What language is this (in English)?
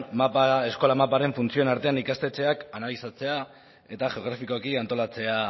Basque